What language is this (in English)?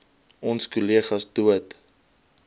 Afrikaans